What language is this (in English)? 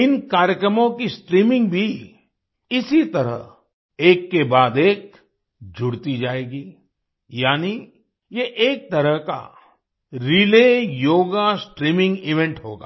Hindi